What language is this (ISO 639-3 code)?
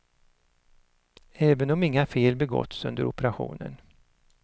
swe